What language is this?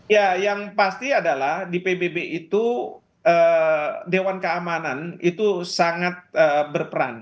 Indonesian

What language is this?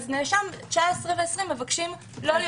Hebrew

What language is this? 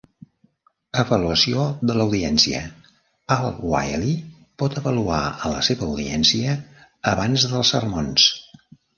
Catalan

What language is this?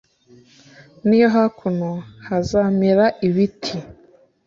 Kinyarwanda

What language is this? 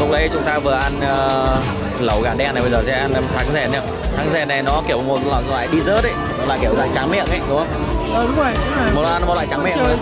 Vietnamese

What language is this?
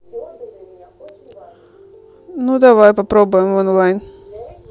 Russian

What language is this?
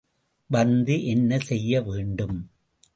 Tamil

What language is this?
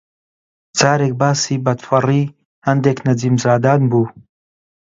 Central Kurdish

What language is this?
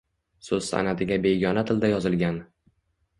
Uzbek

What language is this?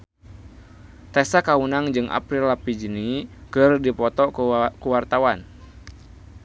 Sundanese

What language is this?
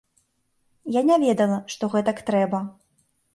Belarusian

